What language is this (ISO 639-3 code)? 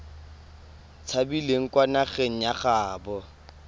tsn